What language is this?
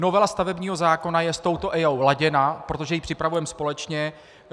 Czech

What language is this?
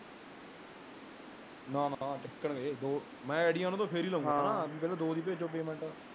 Punjabi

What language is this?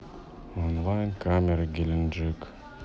Russian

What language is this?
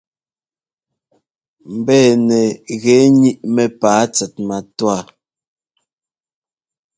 Ngomba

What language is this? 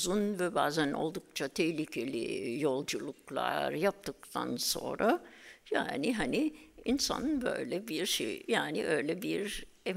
Turkish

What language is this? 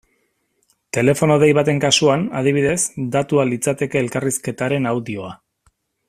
Basque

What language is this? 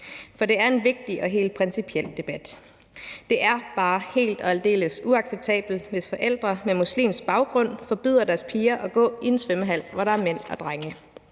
Danish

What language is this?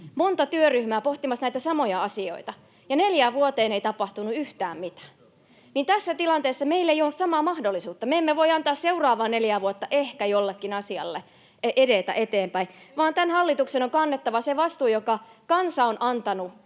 Finnish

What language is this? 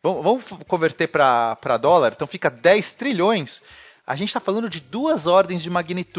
Portuguese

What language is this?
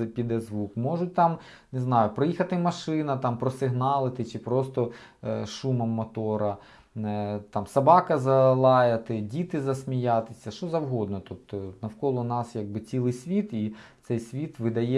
Ukrainian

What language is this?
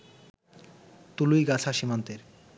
Bangla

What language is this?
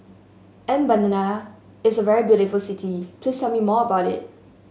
English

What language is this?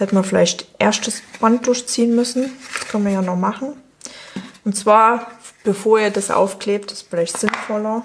German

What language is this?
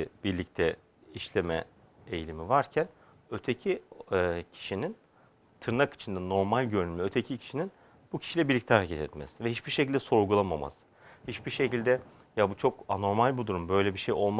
Turkish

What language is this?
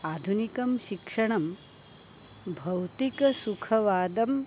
Sanskrit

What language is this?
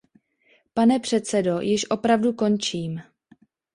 Czech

